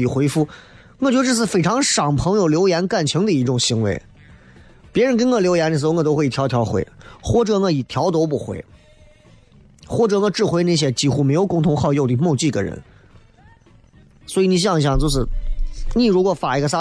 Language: Chinese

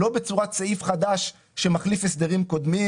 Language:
Hebrew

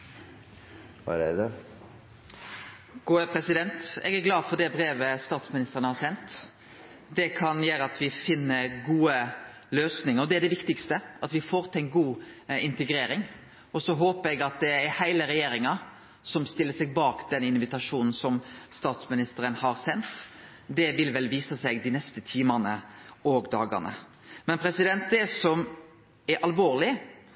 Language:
Norwegian Nynorsk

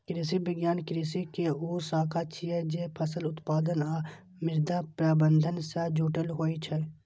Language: Maithili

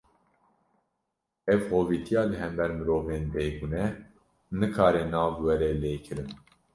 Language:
Kurdish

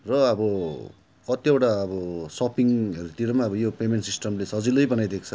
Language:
Nepali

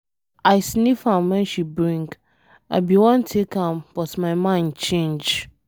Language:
Nigerian Pidgin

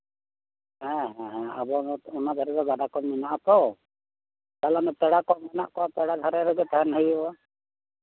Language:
Santali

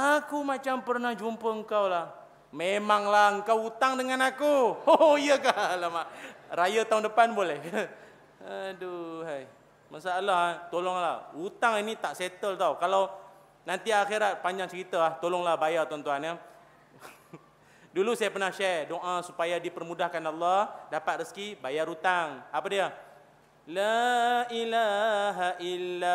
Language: Malay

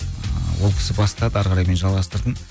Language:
Kazakh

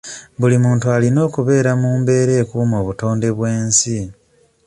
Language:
Ganda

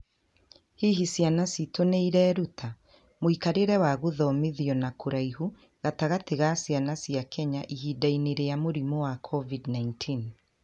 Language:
Kikuyu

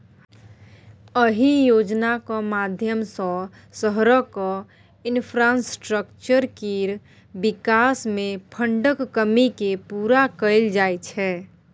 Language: Maithili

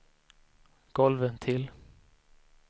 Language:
Swedish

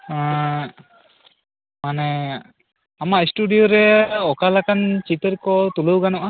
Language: Santali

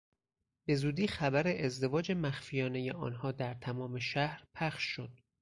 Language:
Persian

